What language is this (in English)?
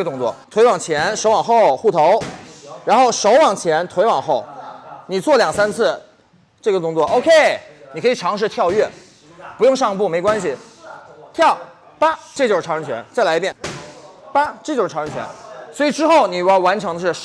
Chinese